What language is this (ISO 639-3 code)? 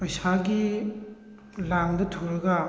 mni